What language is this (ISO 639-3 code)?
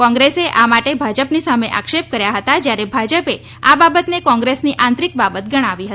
guj